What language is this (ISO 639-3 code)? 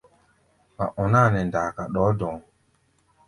gba